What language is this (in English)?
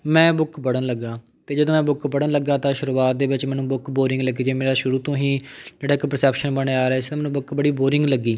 Punjabi